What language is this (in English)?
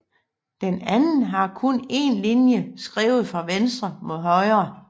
Danish